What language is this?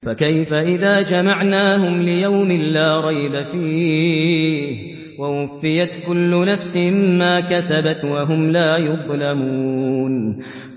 Arabic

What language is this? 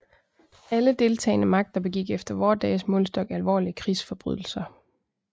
Danish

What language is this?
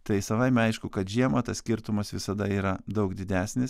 Lithuanian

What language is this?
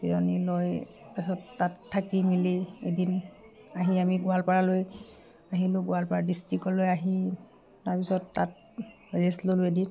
Assamese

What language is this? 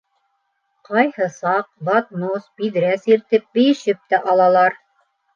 Bashkir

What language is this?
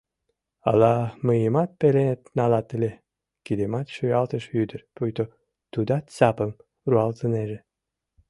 Mari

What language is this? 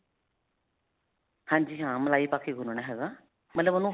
Punjabi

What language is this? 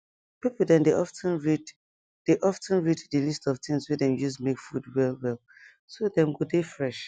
Nigerian Pidgin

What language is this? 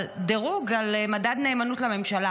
Hebrew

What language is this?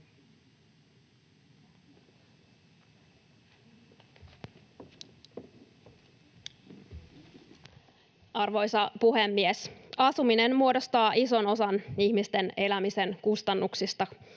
Finnish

